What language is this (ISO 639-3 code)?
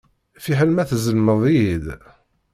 kab